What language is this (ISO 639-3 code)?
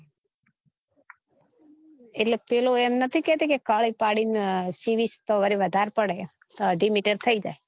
guj